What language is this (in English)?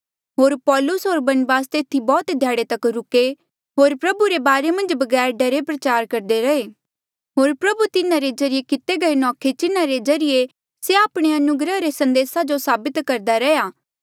Mandeali